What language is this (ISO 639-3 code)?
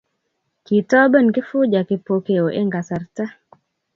kln